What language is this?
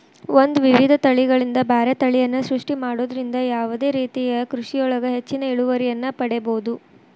Kannada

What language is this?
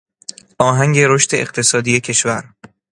Persian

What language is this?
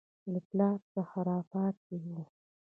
Pashto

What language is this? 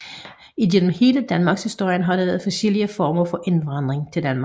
Danish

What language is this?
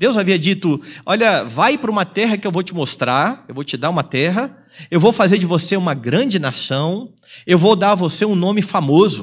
Portuguese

